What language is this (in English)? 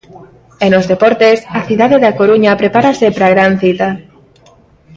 Galician